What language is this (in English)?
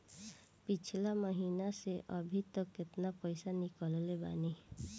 Bhojpuri